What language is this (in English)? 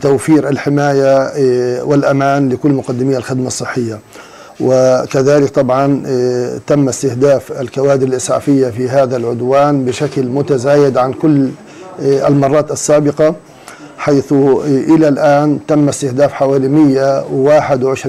Arabic